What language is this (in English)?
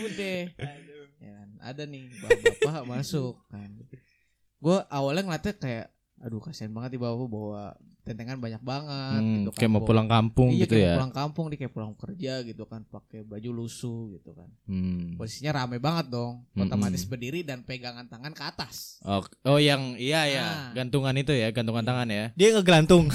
Indonesian